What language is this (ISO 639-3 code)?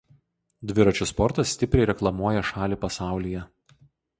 lit